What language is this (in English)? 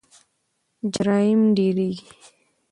Pashto